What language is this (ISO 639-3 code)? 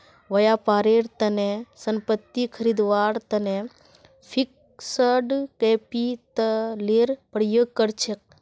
mag